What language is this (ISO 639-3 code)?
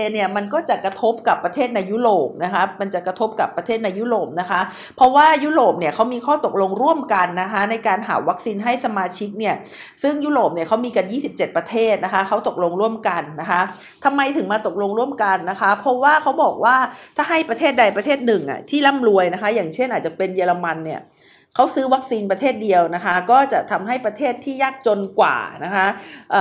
tha